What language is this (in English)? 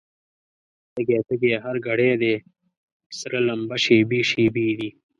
Pashto